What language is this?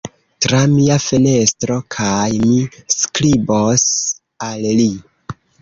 Esperanto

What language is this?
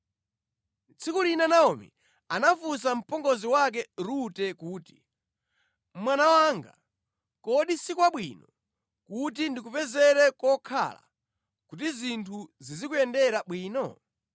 Nyanja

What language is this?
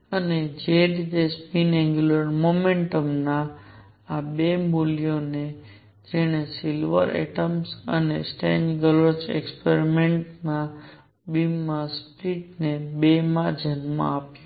Gujarati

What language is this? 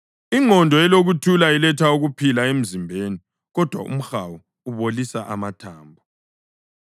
North Ndebele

